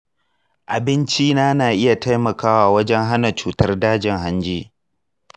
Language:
Hausa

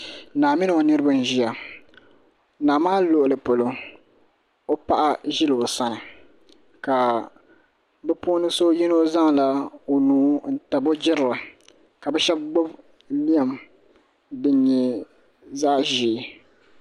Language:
Dagbani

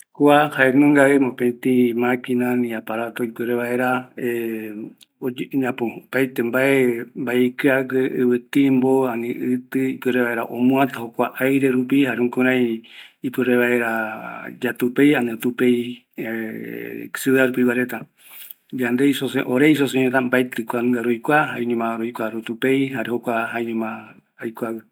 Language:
Eastern Bolivian Guaraní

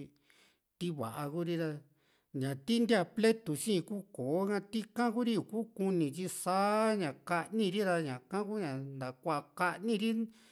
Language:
Juxtlahuaca Mixtec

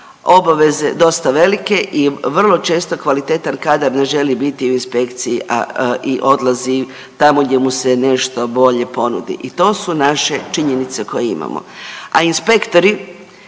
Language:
Croatian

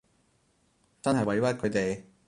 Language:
Cantonese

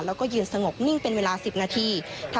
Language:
Thai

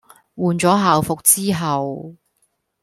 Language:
Cantonese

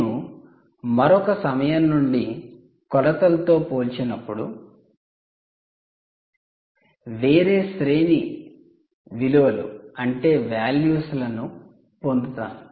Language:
Telugu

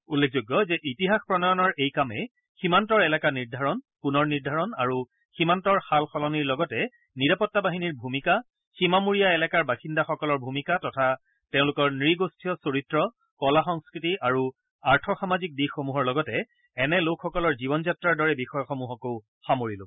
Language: Assamese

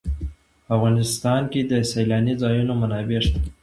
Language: Pashto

